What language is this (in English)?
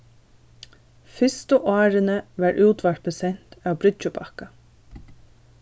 Faroese